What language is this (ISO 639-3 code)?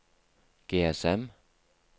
nor